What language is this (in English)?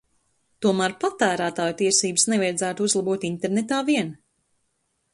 Latvian